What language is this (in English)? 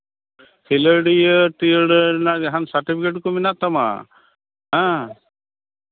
Santali